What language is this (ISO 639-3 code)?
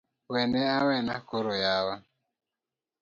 luo